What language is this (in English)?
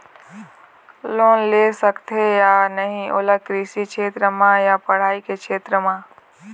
Chhattisgarhi